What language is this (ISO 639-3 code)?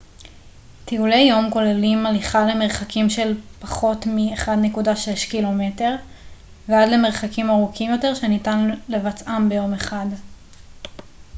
heb